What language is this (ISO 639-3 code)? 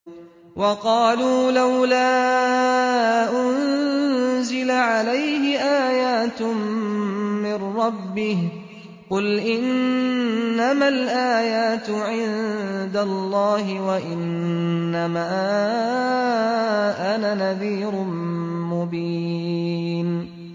ara